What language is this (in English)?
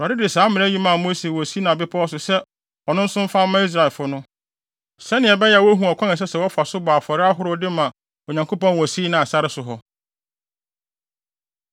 Akan